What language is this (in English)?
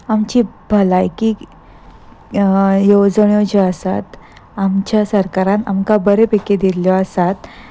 Konkani